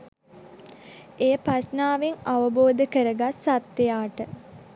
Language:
Sinhala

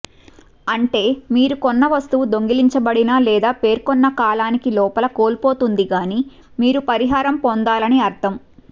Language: Telugu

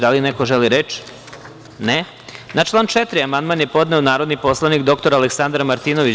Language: Serbian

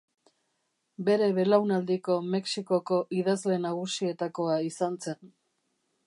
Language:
Basque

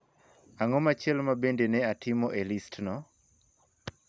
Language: Luo (Kenya and Tanzania)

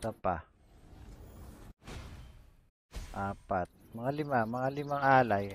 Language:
Filipino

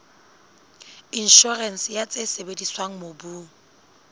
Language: Southern Sotho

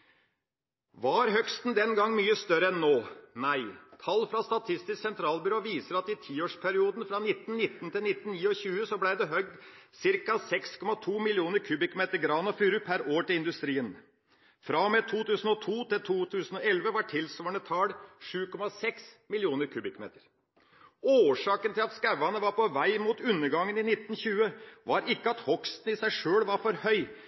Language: Norwegian Bokmål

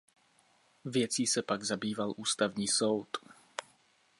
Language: Czech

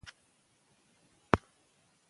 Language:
Pashto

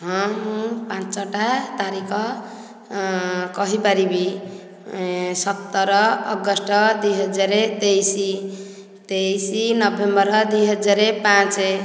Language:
Odia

